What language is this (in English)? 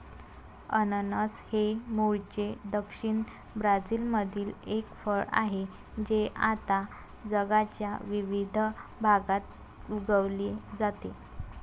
Marathi